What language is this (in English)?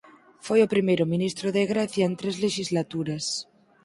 Galician